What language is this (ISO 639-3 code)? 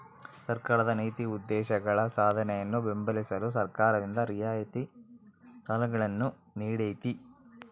kan